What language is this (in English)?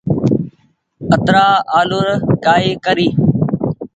Goaria